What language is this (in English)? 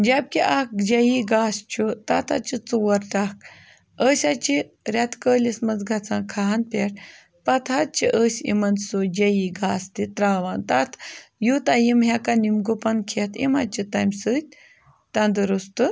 Kashmiri